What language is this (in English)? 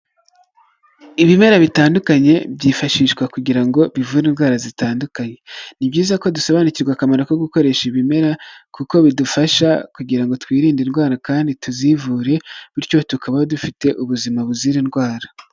Kinyarwanda